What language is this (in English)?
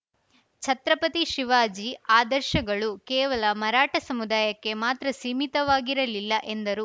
Kannada